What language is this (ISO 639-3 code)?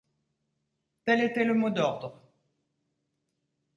fra